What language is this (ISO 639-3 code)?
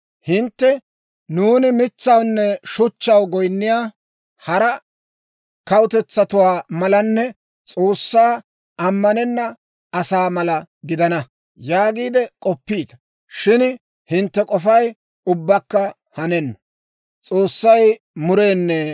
dwr